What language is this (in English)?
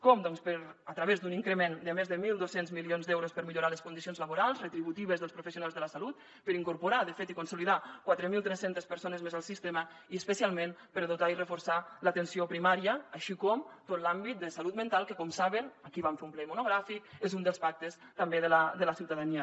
Catalan